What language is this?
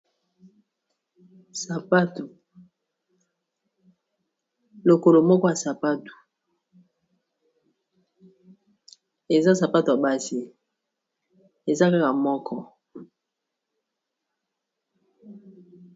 Lingala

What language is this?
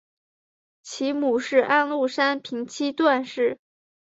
Chinese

